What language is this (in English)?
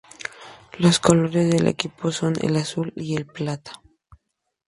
Spanish